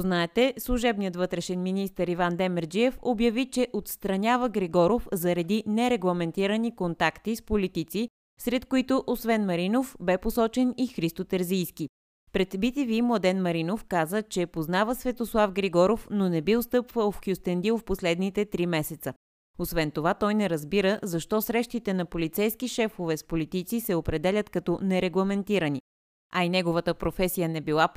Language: Bulgarian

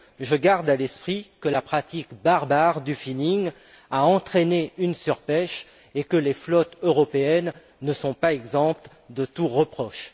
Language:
French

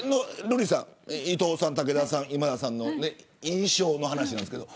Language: Japanese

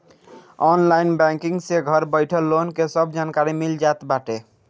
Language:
Bhojpuri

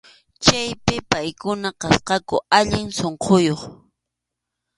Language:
Arequipa-La Unión Quechua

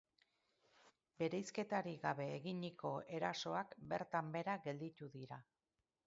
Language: Basque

